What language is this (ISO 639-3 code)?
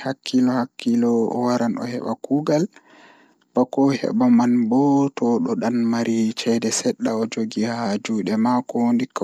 ful